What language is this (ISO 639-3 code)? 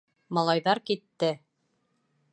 bak